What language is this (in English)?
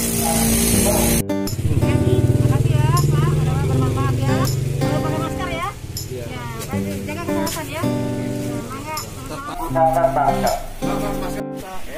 Indonesian